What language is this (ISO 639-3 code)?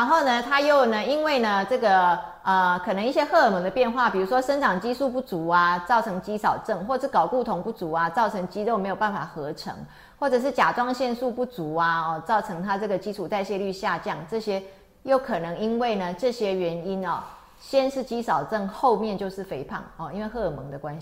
zho